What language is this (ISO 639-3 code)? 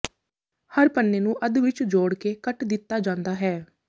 pan